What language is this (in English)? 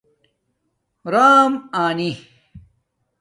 Domaaki